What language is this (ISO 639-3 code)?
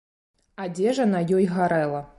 bel